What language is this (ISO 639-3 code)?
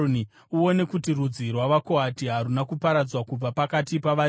sna